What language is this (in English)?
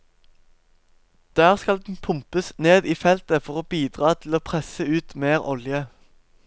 Norwegian